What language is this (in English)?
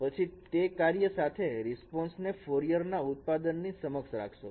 Gujarati